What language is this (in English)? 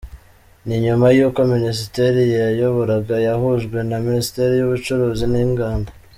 Kinyarwanda